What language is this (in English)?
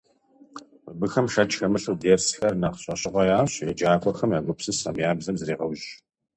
Kabardian